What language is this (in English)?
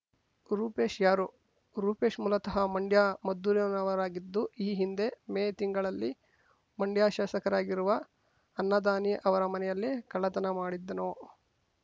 Kannada